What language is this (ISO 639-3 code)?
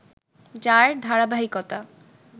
ben